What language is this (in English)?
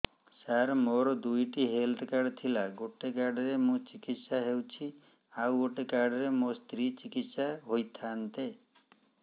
Odia